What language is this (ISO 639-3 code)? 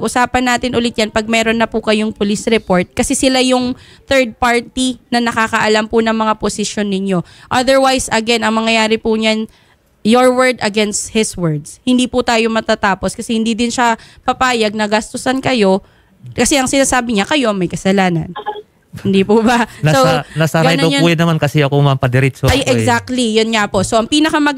fil